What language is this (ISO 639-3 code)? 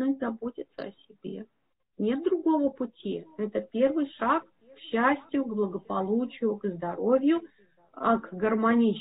rus